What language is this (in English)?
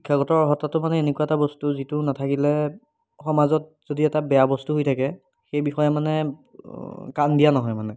Assamese